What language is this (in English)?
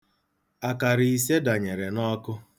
Igbo